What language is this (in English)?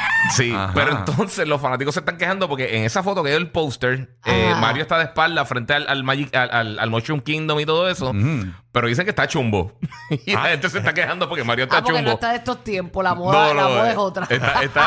Spanish